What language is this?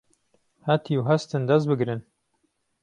Central Kurdish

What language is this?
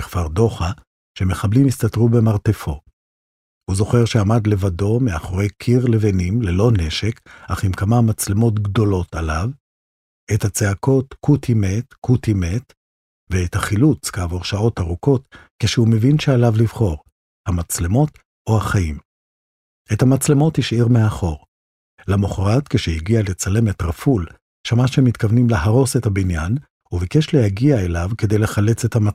Hebrew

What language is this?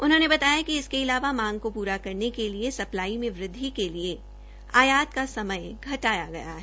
Hindi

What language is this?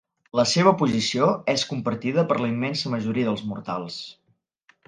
Catalan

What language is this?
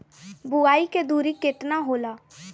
Bhojpuri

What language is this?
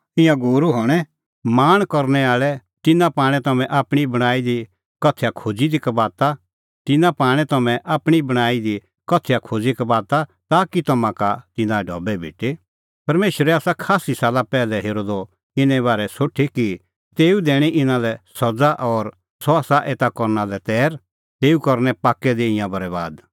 Kullu Pahari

